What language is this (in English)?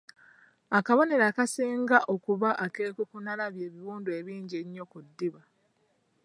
Ganda